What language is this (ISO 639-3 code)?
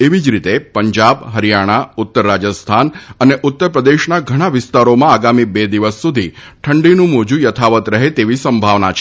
guj